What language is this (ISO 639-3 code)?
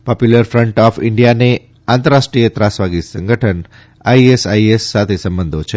guj